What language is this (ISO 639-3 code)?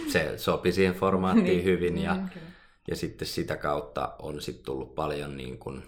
fin